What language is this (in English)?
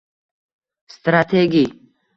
Uzbek